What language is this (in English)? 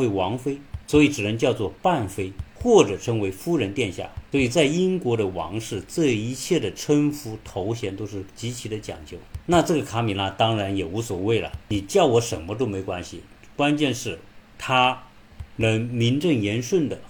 Chinese